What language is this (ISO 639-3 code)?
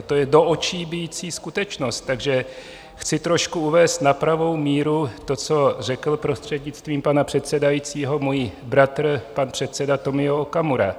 ces